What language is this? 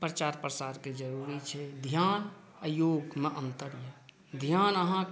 Maithili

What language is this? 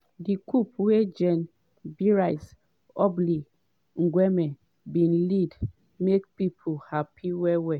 Nigerian Pidgin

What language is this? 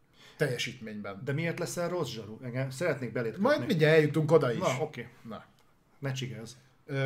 Hungarian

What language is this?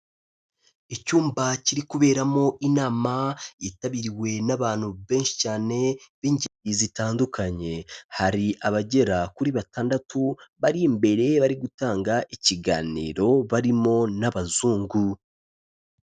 Kinyarwanda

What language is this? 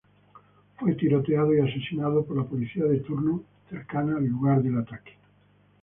Spanish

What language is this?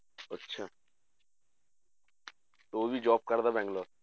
Punjabi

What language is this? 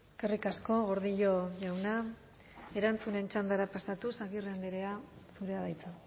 Basque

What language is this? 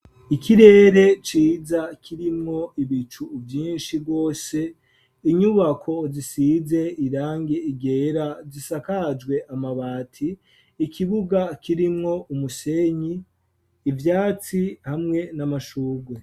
Rundi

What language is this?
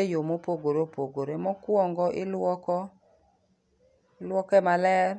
Luo (Kenya and Tanzania)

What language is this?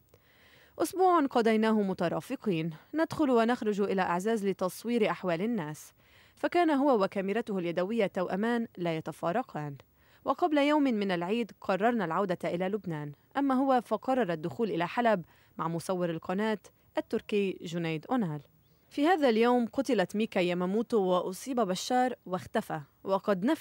Arabic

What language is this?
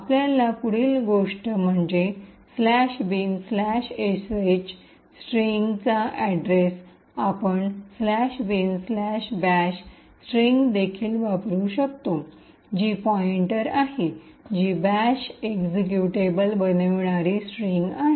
Marathi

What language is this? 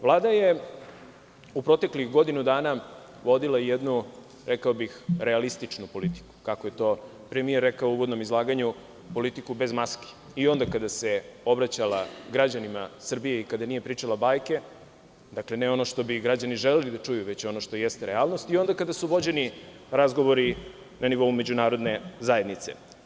Serbian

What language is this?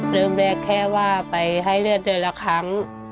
Thai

